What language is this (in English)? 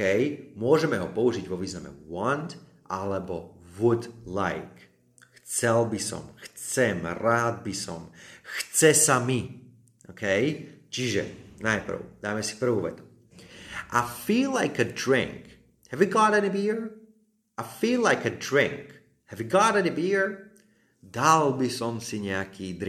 Slovak